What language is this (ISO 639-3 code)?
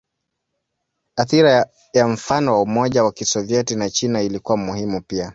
swa